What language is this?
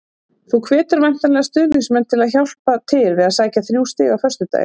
Icelandic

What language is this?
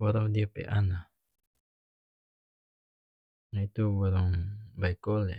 North Moluccan Malay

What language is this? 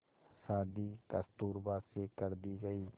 Hindi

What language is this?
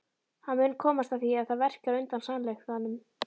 Icelandic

